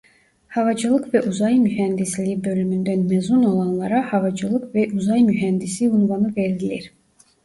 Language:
Turkish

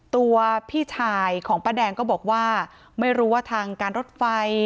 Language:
Thai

